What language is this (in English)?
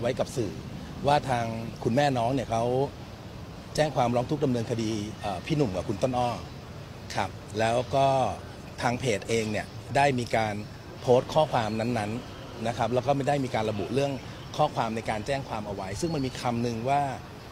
Thai